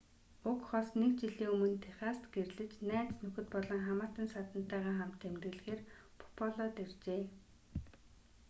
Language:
Mongolian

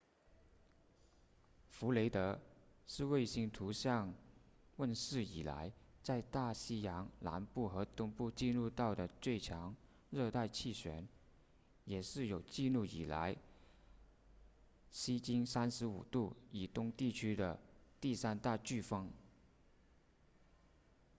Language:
Chinese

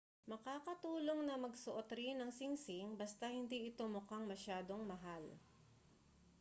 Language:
Filipino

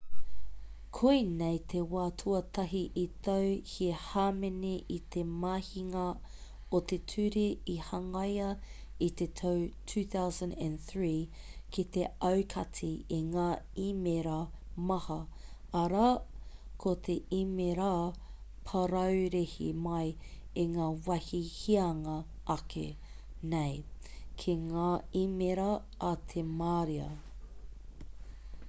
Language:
Māori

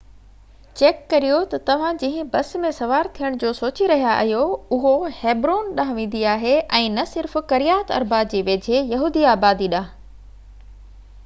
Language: Sindhi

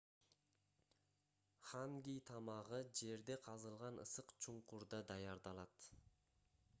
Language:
Kyrgyz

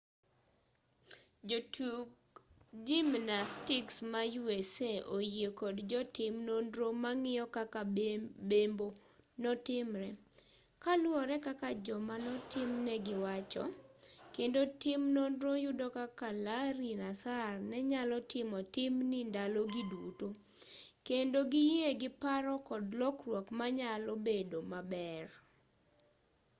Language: Luo (Kenya and Tanzania)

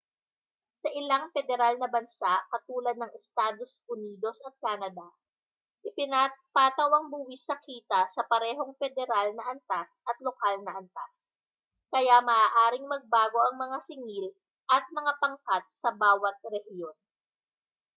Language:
Filipino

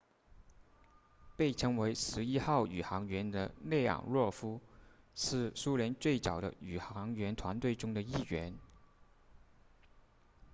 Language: Chinese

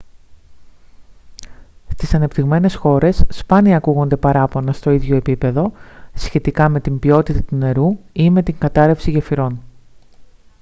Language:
Greek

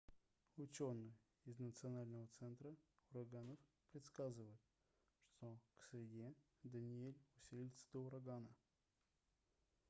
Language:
Russian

